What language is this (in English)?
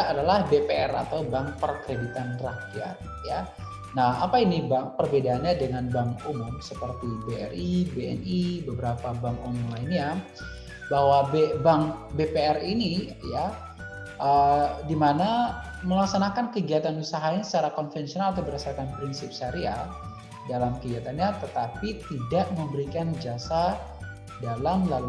Indonesian